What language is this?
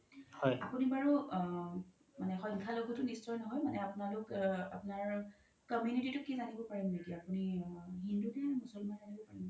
Assamese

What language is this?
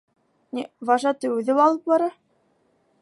Bashkir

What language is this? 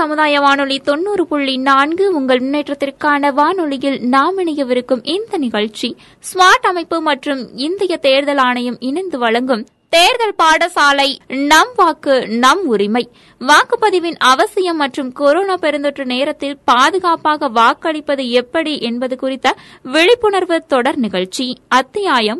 Tamil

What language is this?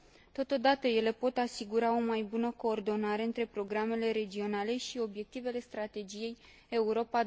Romanian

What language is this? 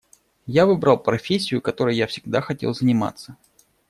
Russian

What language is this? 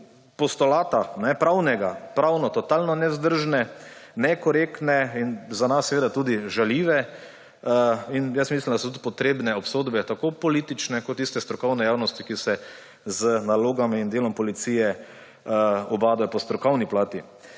Slovenian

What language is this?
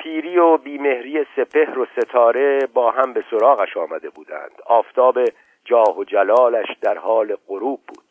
Persian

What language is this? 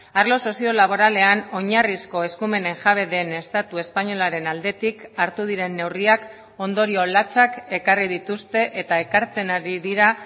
Basque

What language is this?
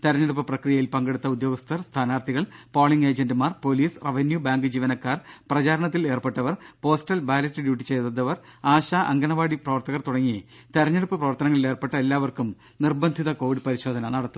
Malayalam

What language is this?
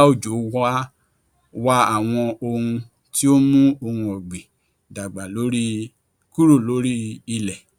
Yoruba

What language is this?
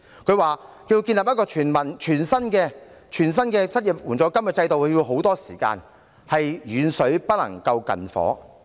Cantonese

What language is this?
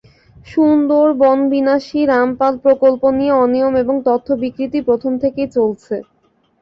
Bangla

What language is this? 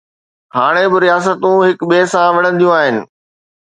Sindhi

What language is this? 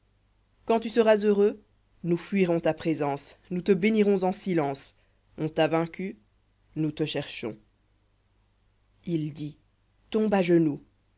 French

